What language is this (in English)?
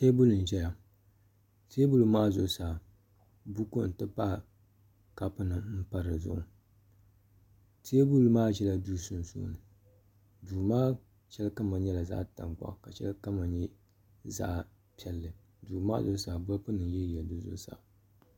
Dagbani